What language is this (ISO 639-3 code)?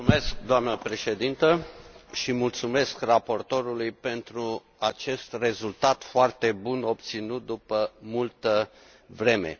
ron